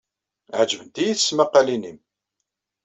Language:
Kabyle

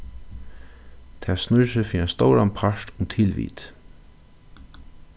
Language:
Faroese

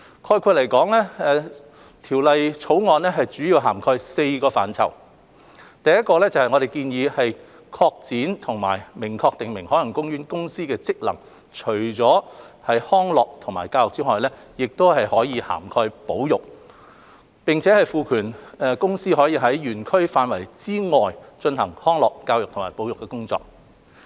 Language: Cantonese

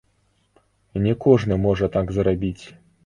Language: Belarusian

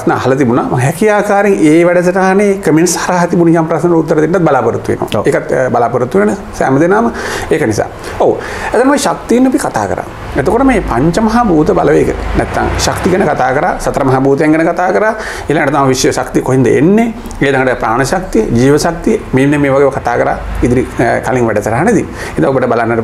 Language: Indonesian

